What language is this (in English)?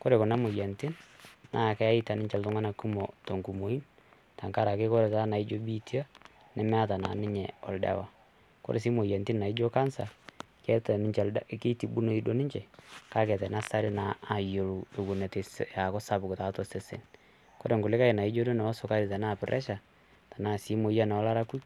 Masai